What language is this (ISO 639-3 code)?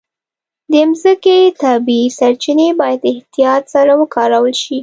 pus